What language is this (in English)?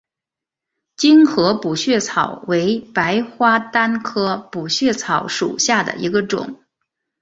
Chinese